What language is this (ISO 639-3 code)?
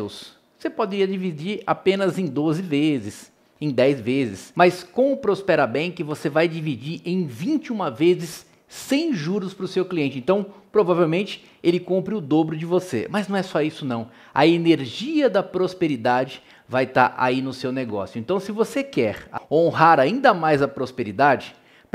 por